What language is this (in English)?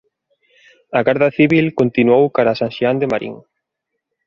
Galician